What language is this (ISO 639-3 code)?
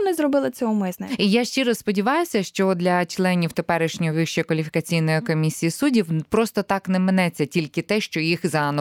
ukr